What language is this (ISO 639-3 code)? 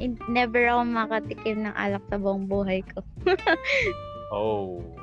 fil